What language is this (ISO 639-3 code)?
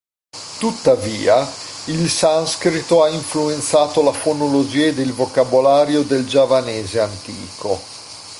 ita